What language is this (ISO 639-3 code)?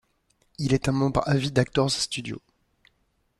fra